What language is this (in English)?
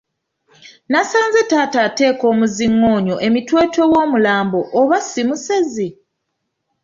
Ganda